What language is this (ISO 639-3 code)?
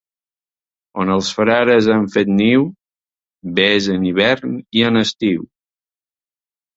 cat